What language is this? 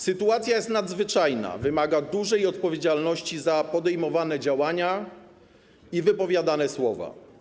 Polish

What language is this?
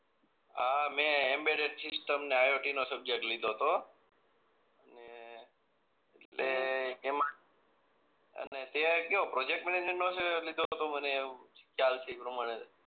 Gujarati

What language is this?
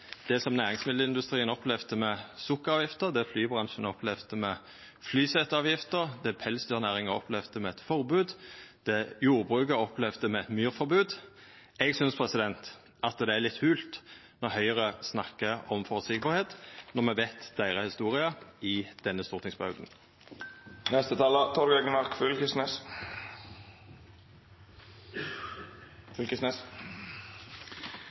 Norwegian Nynorsk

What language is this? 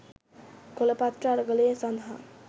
Sinhala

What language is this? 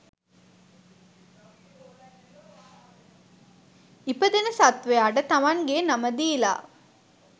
Sinhala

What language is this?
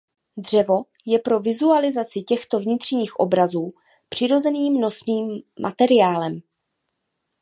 Czech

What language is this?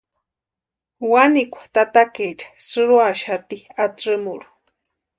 Western Highland Purepecha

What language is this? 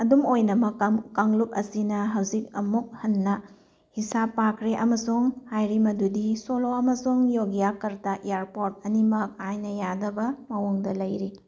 Manipuri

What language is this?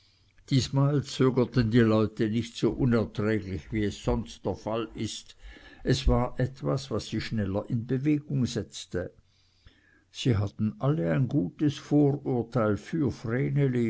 German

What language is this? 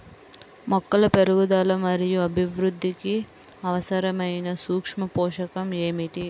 Telugu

